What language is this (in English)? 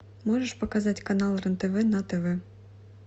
Russian